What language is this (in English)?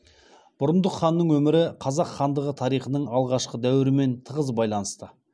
Kazakh